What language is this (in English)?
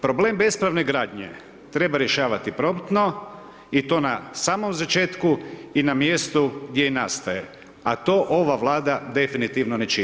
Croatian